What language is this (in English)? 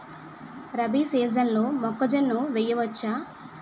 Telugu